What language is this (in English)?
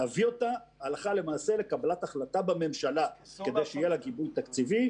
Hebrew